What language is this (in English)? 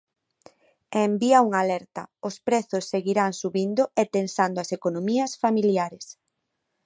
Galician